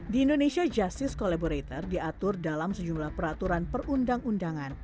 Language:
Indonesian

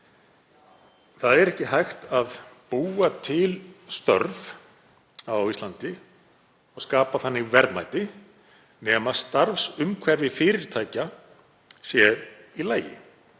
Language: Icelandic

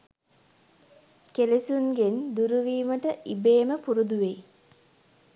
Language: Sinhala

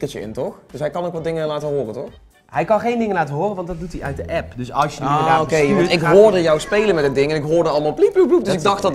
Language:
Dutch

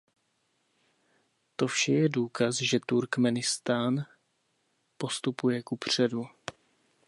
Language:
Czech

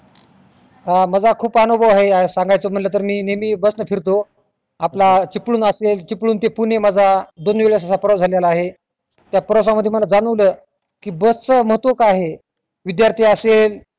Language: Marathi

